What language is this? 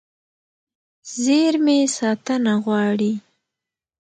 Pashto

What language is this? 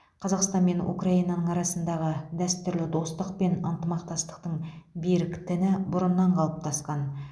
Kazakh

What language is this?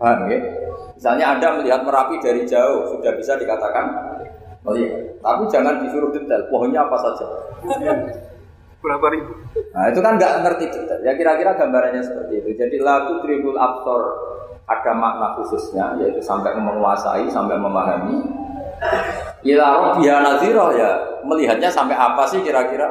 Indonesian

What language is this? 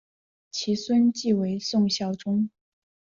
Chinese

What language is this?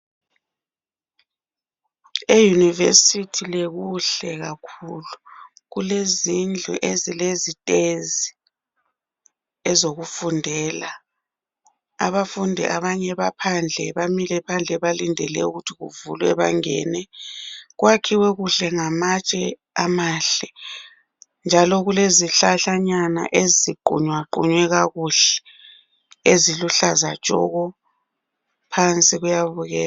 North Ndebele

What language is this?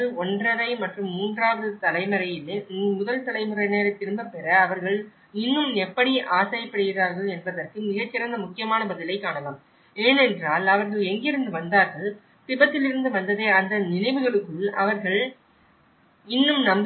Tamil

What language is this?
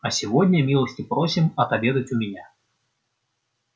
Russian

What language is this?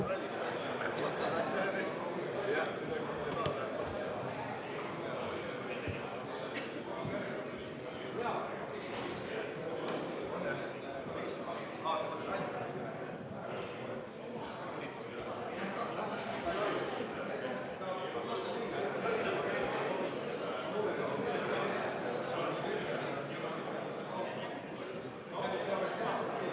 Estonian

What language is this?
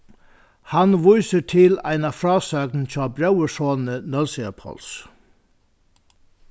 Faroese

